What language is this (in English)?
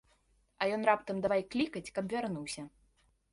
Belarusian